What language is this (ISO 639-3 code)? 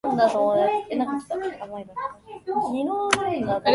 jpn